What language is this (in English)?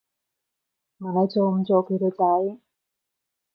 Cantonese